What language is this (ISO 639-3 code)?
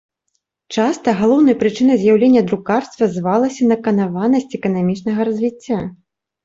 bel